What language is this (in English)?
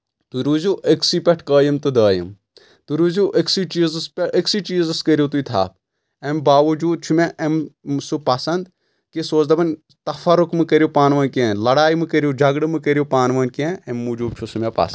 Kashmiri